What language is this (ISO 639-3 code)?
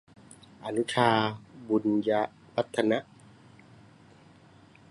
tha